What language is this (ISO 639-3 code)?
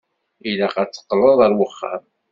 kab